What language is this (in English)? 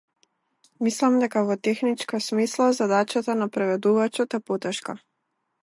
Macedonian